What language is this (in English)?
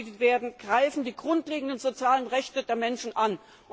German